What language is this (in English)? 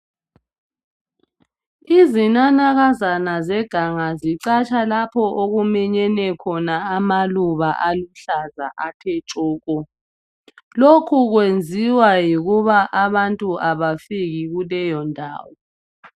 North Ndebele